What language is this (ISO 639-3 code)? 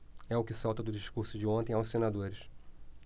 por